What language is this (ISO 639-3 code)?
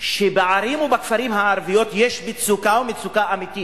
heb